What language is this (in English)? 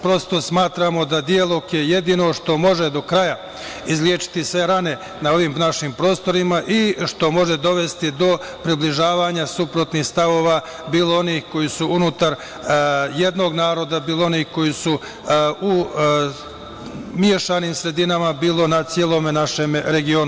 Serbian